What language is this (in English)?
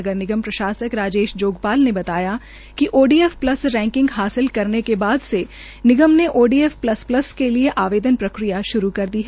Hindi